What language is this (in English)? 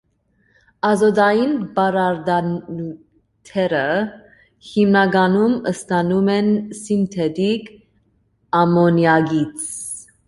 Armenian